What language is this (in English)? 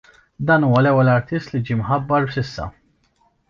Maltese